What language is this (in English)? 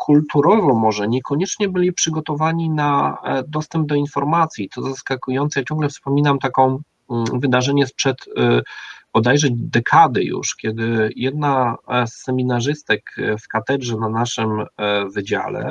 Polish